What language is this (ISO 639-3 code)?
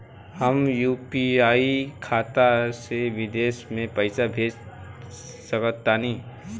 bho